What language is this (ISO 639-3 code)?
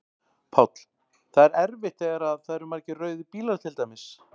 isl